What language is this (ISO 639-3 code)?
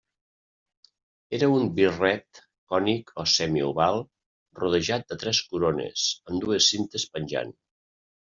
cat